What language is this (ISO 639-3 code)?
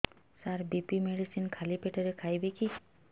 ori